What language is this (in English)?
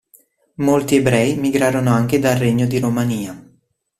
Italian